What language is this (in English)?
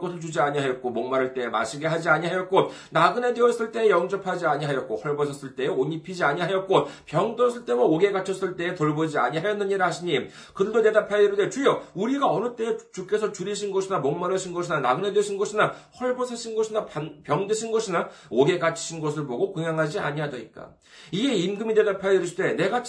Korean